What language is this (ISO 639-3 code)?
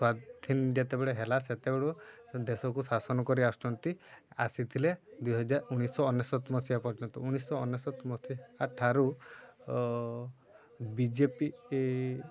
ori